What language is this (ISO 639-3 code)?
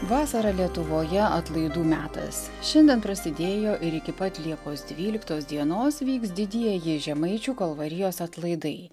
lit